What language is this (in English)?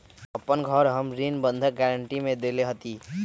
Magahi